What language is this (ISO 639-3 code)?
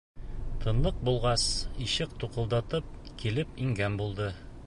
bak